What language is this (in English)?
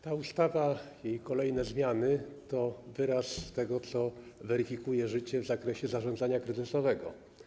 Polish